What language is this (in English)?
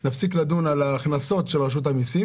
Hebrew